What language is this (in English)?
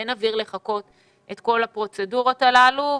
Hebrew